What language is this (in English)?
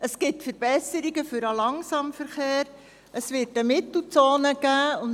Swiss German